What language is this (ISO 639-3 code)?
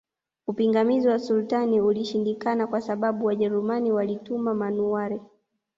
swa